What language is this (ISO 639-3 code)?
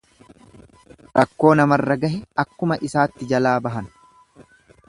orm